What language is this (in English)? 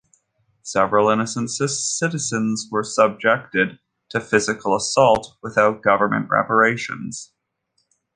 English